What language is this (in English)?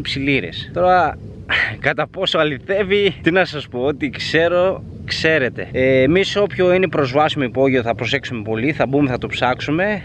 Greek